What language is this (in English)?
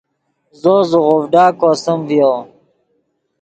Yidgha